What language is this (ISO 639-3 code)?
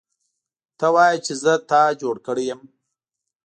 pus